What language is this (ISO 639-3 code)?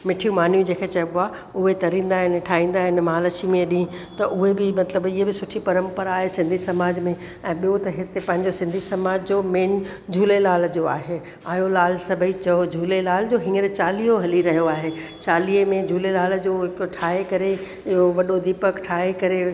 snd